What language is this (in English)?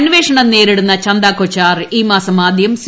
Malayalam